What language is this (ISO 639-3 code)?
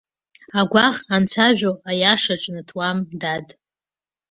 abk